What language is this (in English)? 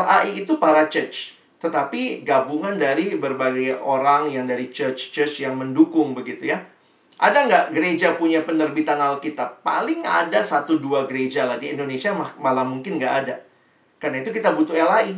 Indonesian